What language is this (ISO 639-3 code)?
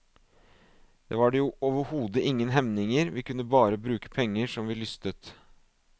nor